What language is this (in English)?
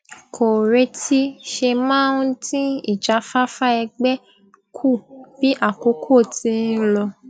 Yoruba